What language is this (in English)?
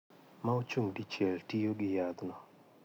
Luo (Kenya and Tanzania)